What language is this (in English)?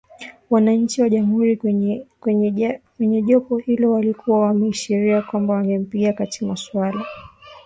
Swahili